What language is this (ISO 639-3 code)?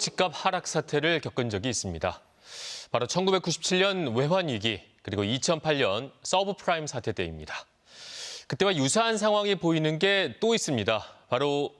kor